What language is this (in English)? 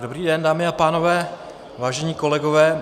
Czech